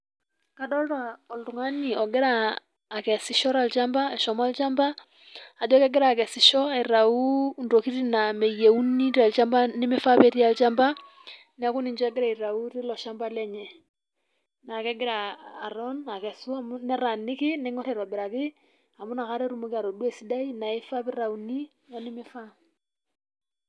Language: Masai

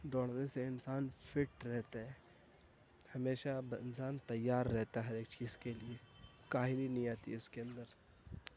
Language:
Urdu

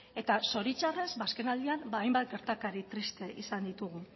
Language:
Basque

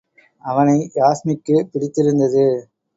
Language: Tamil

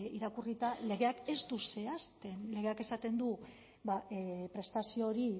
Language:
Basque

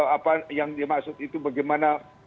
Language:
Indonesian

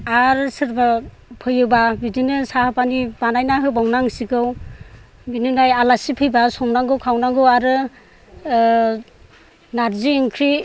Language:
Bodo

